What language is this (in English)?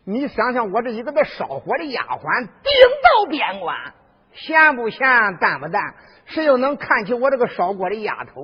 Chinese